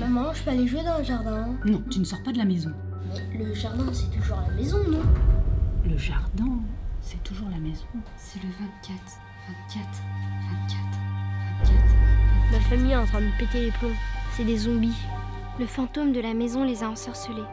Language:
French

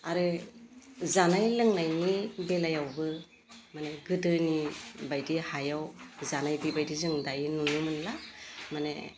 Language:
Bodo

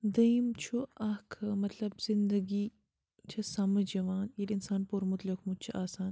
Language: Kashmiri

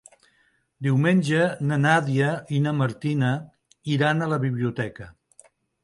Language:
Catalan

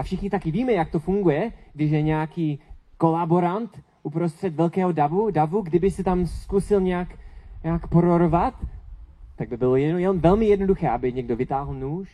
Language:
Czech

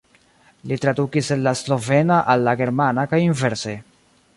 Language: Esperanto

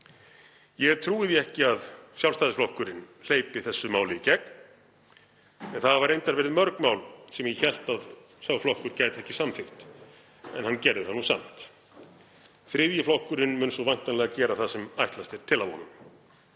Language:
Icelandic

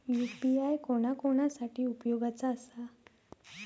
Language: Marathi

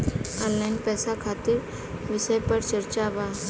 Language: Bhojpuri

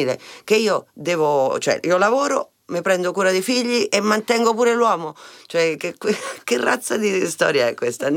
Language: Italian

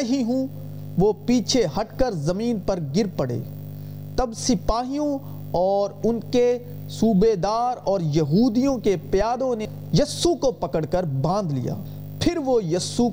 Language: Urdu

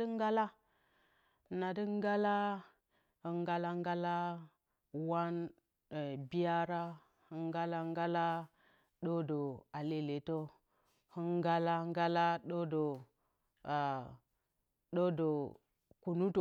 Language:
Bacama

